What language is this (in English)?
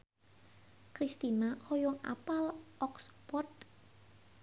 Sundanese